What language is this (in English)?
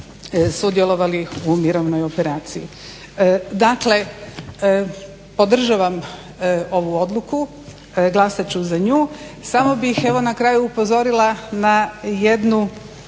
Croatian